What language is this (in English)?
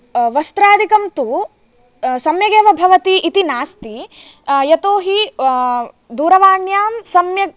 Sanskrit